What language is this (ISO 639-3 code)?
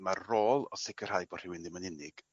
cym